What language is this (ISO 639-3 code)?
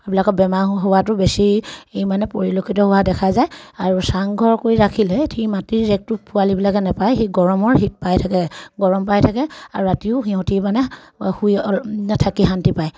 asm